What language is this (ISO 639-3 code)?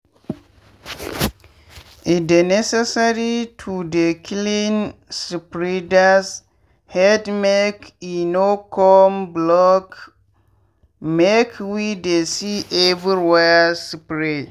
pcm